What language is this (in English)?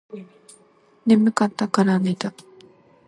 Japanese